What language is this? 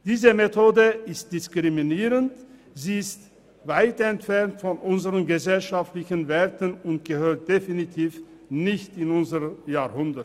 Swiss German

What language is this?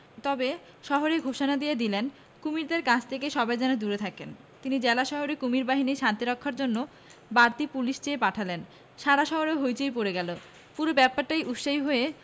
Bangla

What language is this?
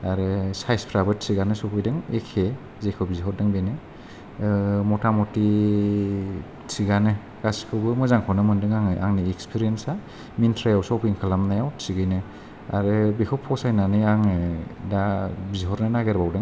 Bodo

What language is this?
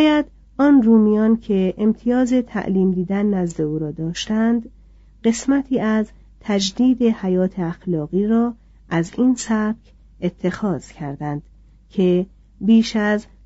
Persian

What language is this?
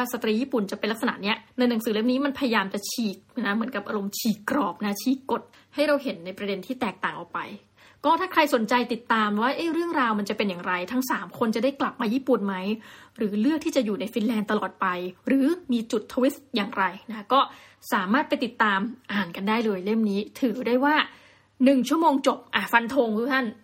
Thai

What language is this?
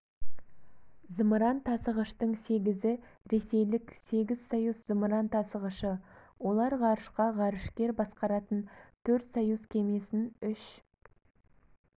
Kazakh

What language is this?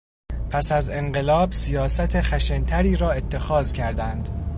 Persian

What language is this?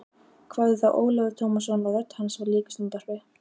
Icelandic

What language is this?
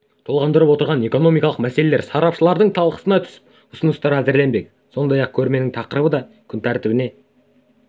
Kazakh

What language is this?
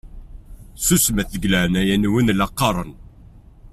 Kabyle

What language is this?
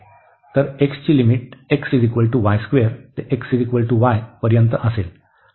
Marathi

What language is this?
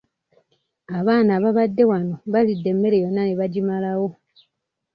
Ganda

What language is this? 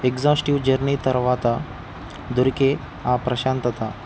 Telugu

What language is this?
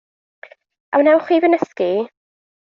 Welsh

